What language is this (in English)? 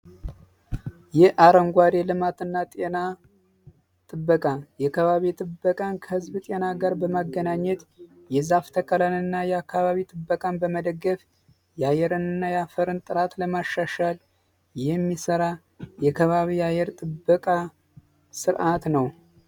Amharic